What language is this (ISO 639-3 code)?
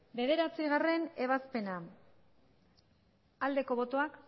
eus